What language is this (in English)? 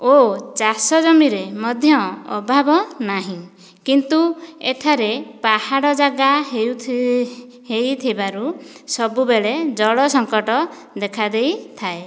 Odia